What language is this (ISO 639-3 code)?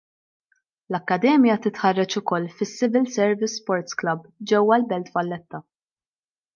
mlt